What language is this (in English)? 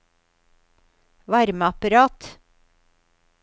Norwegian